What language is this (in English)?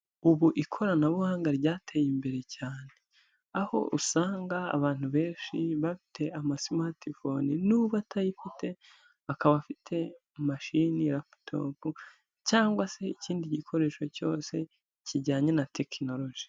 Kinyarwanda